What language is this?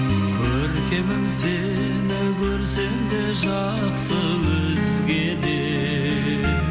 Kazakh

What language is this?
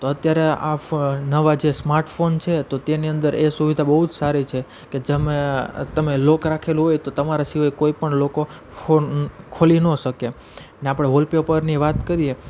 Gujarati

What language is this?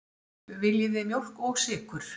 Icelandic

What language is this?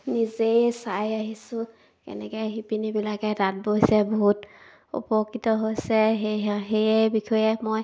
Assamese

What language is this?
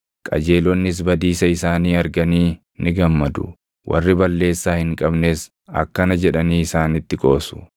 Oromo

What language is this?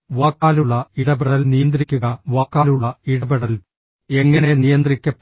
Malayalam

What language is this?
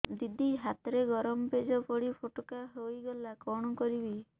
Odia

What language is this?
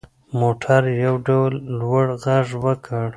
Pashto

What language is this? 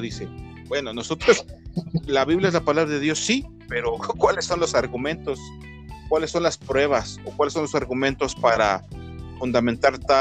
Spanish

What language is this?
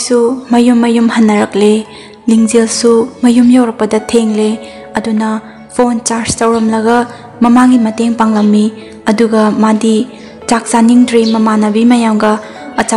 Vietnamese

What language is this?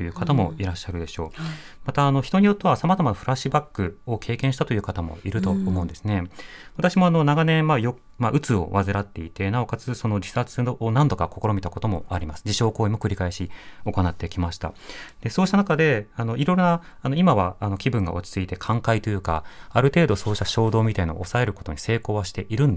Japanese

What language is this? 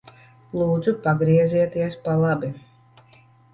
Latvian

